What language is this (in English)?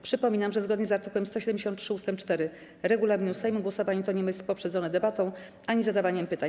Polish